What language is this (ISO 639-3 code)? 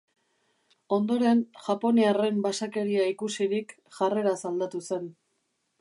eus